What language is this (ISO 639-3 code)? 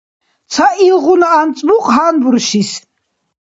dar